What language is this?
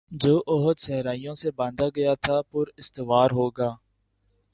Urdu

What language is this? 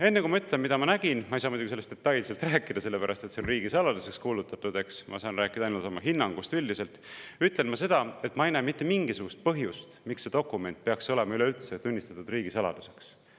Estonian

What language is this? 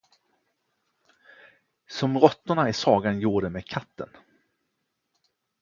Swedish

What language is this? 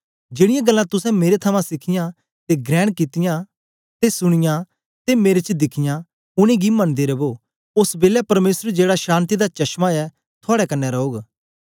Dogri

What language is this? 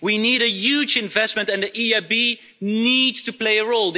English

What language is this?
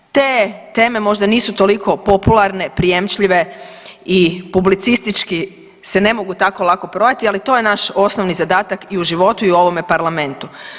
Croatian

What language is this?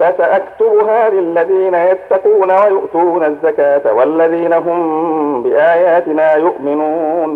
Arabic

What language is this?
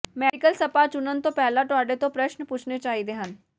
Punjabi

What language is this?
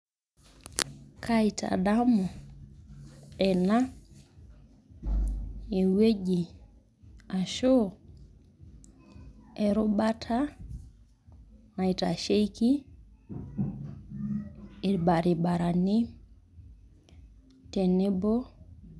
Masai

